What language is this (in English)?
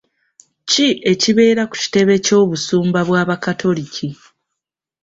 Ganda